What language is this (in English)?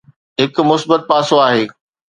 Sindhi